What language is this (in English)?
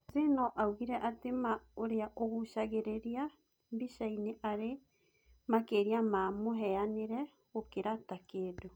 Kikuyu